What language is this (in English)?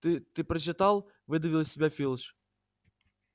Russian